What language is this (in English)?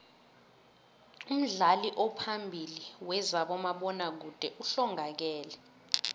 South Ndebele